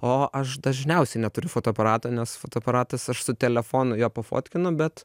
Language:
Lithuanian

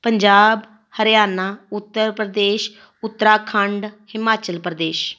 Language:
Punjabi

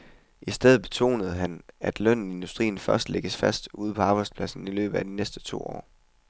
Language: Danish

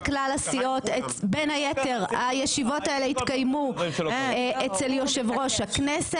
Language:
Hebrew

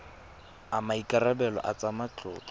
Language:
Tswana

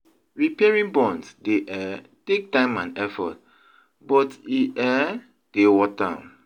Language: Nigerian Pidgin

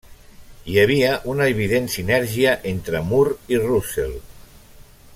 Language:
Catalan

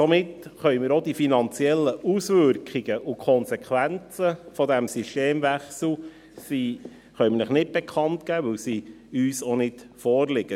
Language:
Swiss German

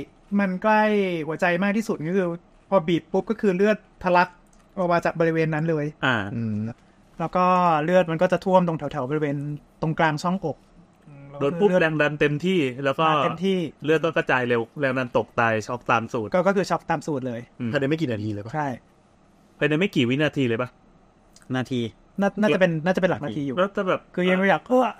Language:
Thai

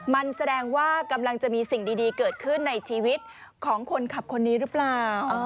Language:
Thai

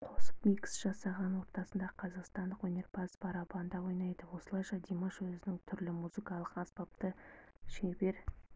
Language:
Kazakh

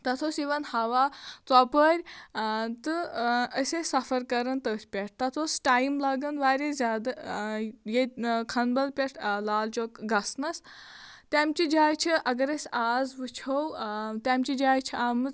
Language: Kashmiri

